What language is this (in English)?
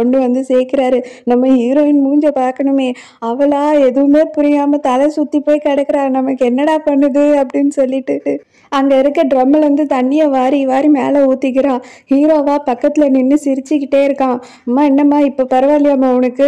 Thai